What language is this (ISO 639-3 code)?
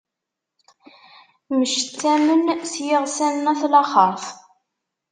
kab